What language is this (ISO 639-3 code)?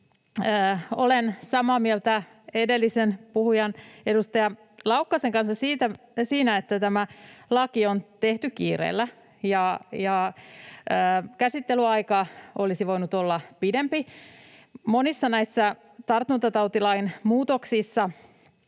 fin